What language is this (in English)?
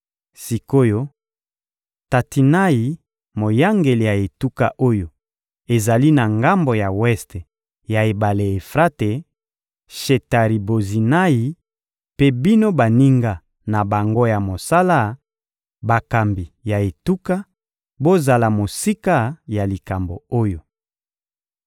Lingala